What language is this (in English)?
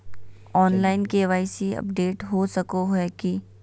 Magahi